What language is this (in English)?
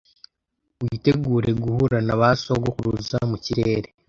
Kinyarwanda